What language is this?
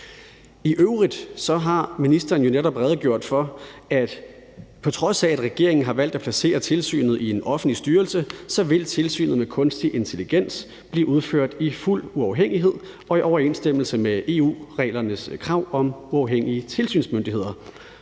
Danish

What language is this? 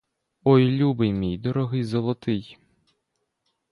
Ukrainian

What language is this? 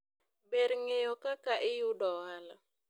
Luo (Kenya and Tanzania)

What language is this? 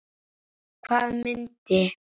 Icelandic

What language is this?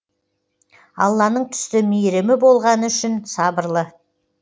Kazakh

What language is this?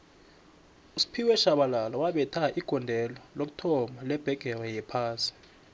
South Ndebele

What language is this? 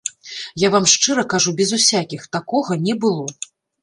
Belarusian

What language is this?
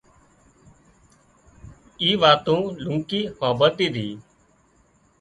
Wadiyara Koli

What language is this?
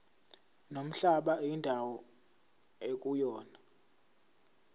Zulu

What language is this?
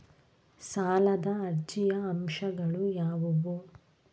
Kannada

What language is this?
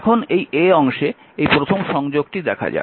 Bangla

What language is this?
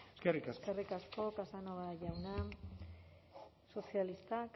Basque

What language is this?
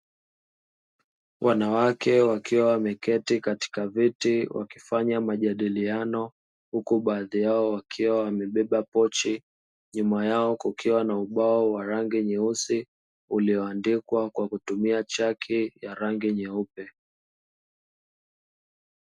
Swahili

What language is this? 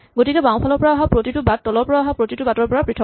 Assamese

